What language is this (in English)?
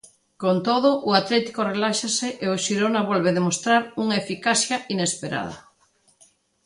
Galician